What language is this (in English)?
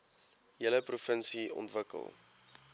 Afrikaans